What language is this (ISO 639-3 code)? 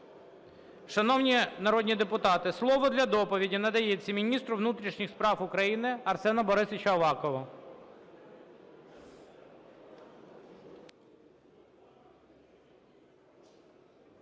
ukr